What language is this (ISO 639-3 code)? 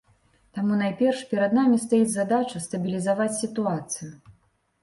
bel